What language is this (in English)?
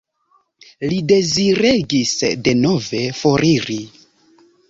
Esperanto